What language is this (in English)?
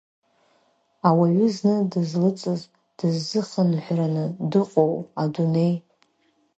Abkhazian